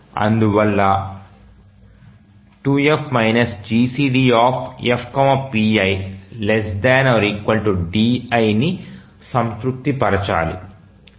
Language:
Telugu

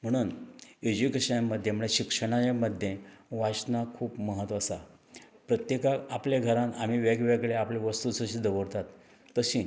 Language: Konkani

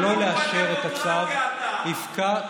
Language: Hebrew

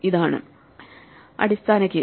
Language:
Malayalam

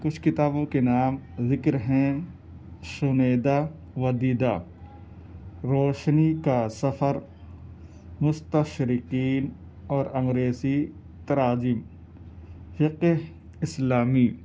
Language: Urdu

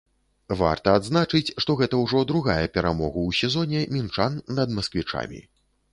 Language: Belarusian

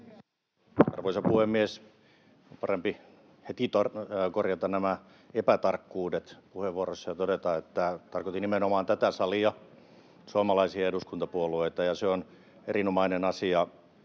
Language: Finnish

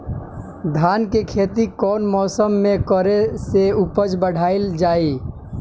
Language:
Bhojpuri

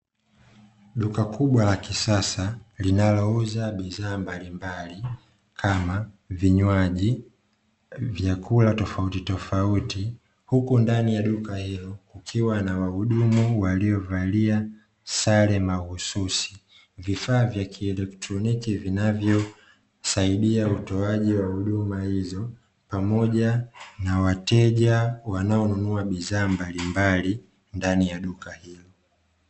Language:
Swahili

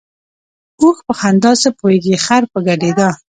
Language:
Pashto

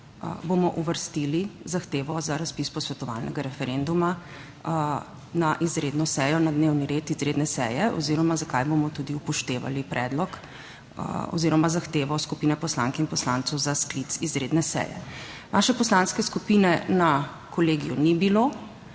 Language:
Slovenian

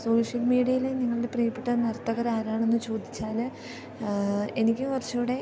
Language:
Malayalam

